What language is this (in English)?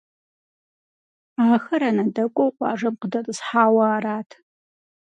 Kabardian